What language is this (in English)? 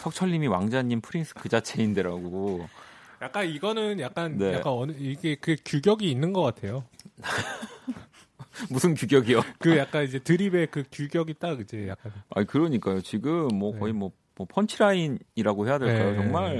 Korean